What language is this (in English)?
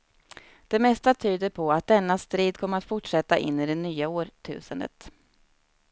Swedish